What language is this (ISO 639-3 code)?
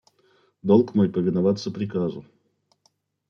rus